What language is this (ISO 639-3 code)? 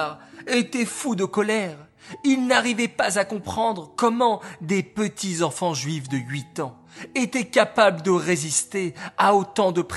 fra